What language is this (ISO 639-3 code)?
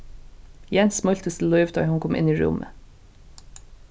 fao